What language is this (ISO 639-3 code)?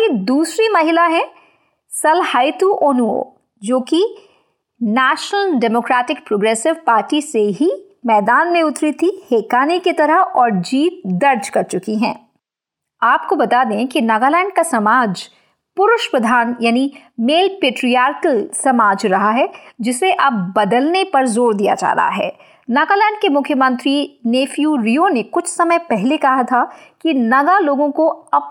hin